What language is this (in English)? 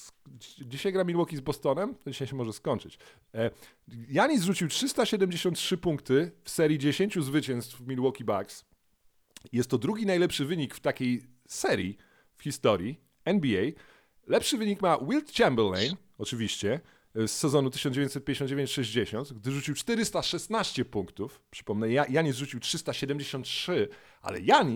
Polish